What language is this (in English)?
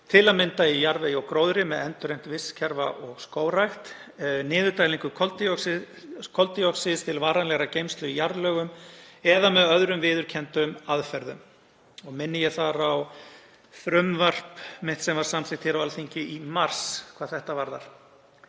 Icelandic